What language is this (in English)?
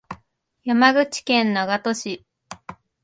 Japanese